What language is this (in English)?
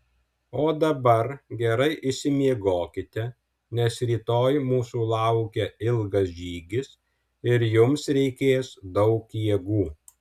Lithuanian